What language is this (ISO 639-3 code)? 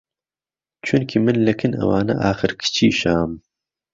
ckb